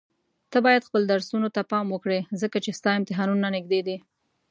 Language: Pashto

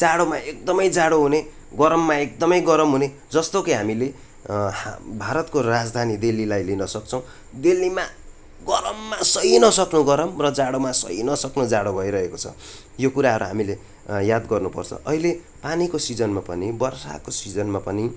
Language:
Nepali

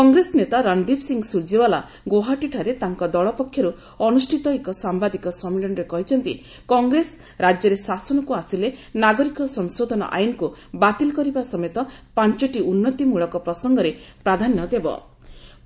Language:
Odia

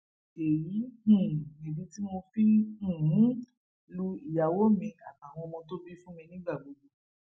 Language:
Yoruba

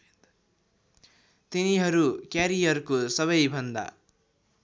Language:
Nepali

